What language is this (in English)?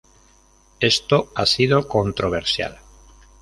Spanish